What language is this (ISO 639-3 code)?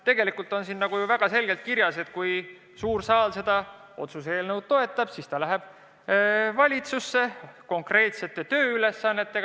est